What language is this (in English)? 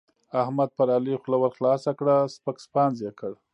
Pashto